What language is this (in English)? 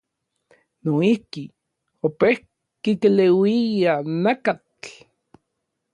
Orizaba Nahuatl